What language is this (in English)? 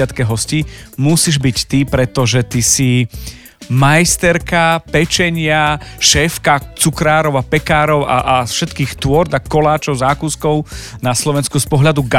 Slovak